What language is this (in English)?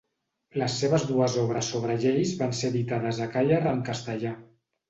Catalan